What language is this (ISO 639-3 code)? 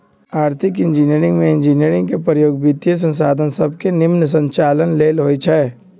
mag